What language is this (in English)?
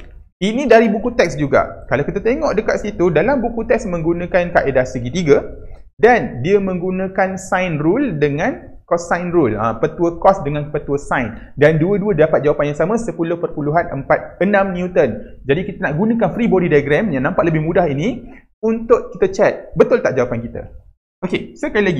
Malay